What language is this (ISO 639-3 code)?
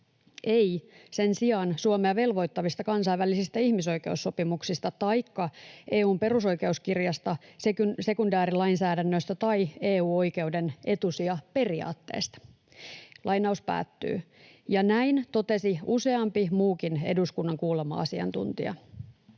fin